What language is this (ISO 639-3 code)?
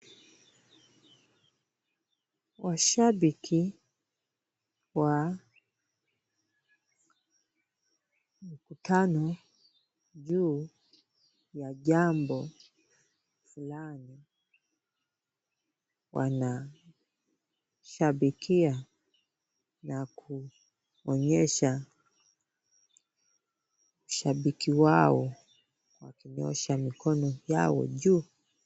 swa